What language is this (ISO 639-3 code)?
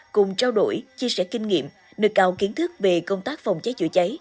vie